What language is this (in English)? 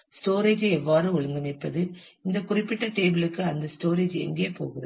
Tamil